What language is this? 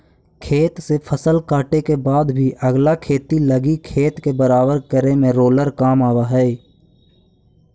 Magahi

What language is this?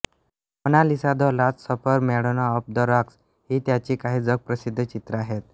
Marathi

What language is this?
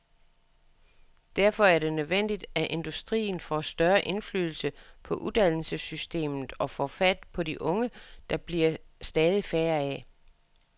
Danish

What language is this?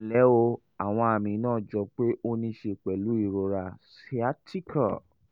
Yoruba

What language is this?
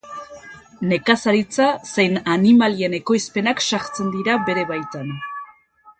Basque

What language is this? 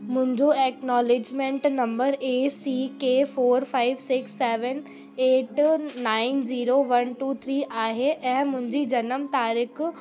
Sindhi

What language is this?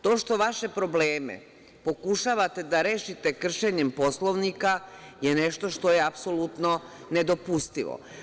Serbian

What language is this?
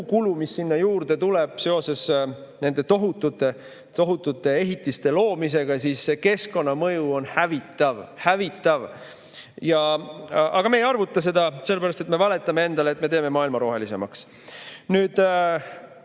Estonian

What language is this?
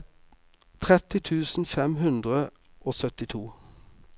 Norwegian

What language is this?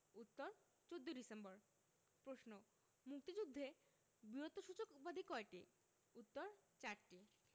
Bangla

